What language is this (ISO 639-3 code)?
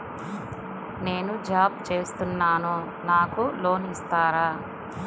tel